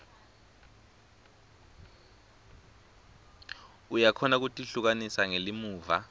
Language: Swati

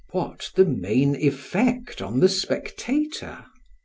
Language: English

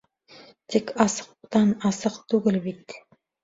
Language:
Bashkir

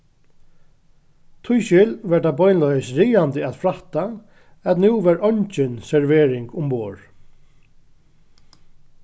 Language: Faroese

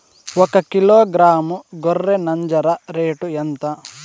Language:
Telugu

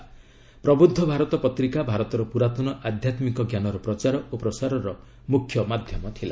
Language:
Odia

